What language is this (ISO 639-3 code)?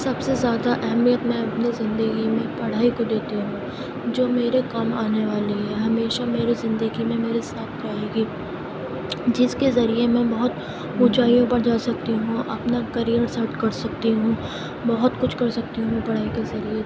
urd